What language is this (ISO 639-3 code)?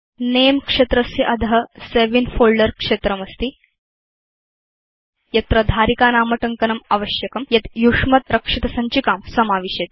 san